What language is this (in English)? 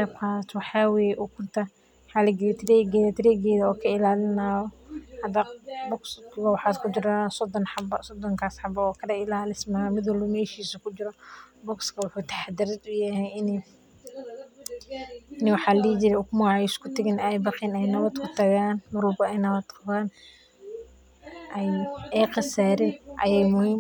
Somali